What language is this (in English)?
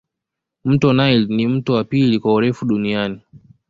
Swahili